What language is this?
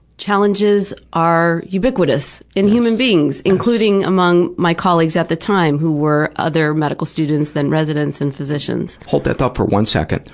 English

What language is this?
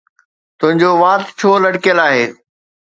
Sindhi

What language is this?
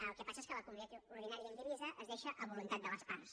Catalan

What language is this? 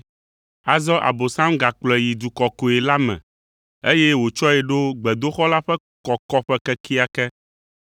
Ewe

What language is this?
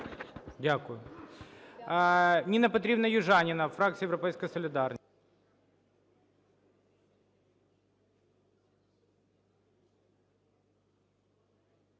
Ukrainian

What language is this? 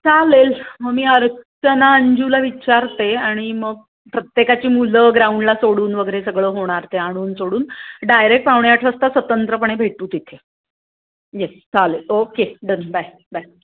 Marathi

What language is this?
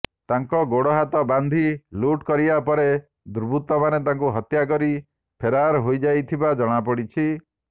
Odia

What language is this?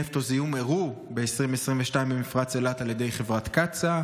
Hebrew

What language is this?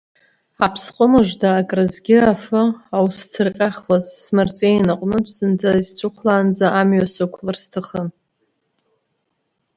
Abkhazian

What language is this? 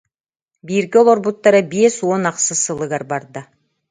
Yakut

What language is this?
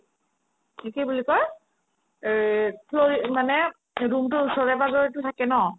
Assamese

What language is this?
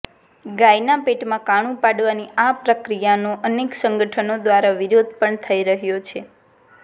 Gujarati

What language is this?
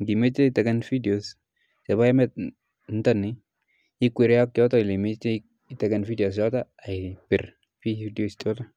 Kalenjin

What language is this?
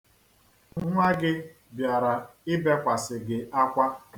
Igbo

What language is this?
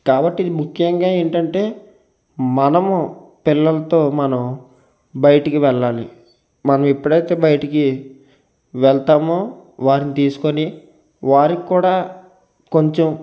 Telugu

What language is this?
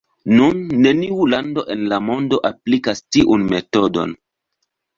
Esperanto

